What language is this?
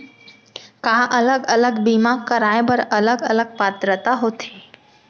Chhattisgarhi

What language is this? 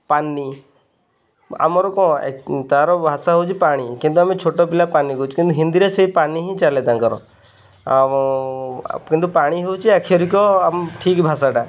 Odia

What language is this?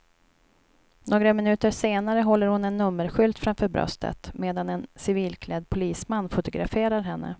Swedish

